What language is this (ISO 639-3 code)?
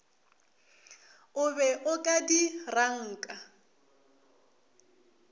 nso